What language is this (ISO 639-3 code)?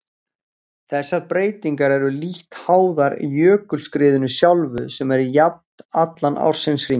isl